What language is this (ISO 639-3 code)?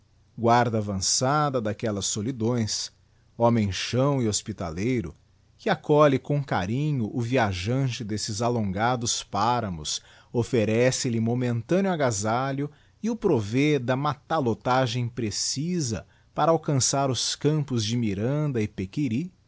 por